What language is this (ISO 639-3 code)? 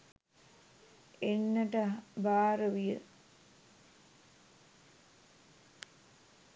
sin